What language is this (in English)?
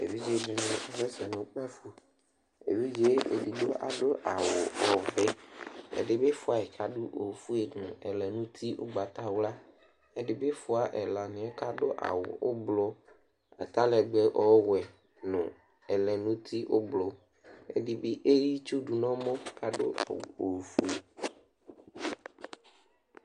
Ikposo